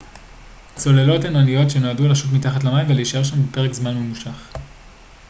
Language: Hebrew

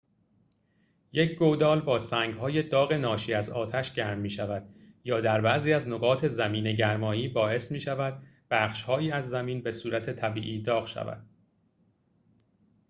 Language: Persian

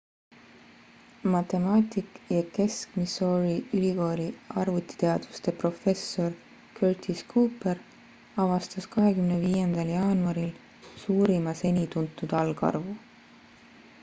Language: Estonian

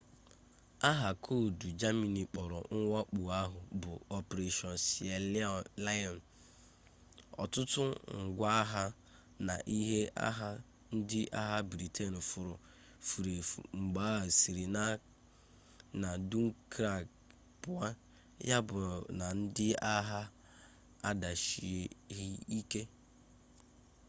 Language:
Igbo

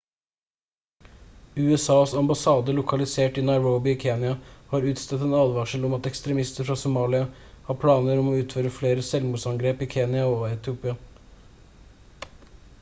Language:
Norwegian Bokmål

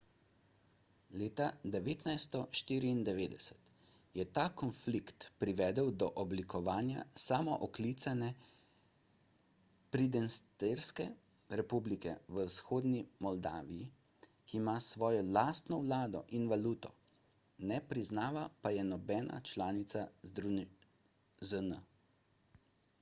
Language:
Slovenian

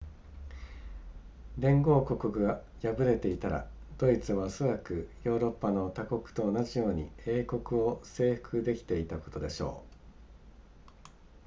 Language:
Japanese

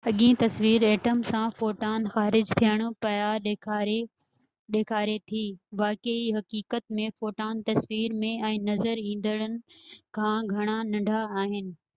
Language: Sindhi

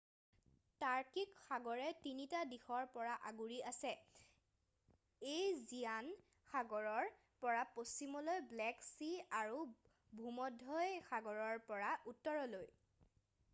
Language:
Assamese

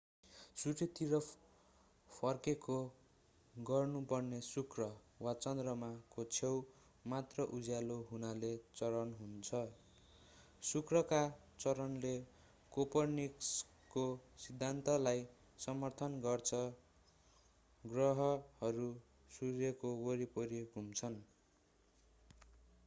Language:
Nepali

